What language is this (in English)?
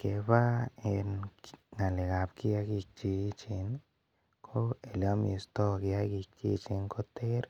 Kalenjin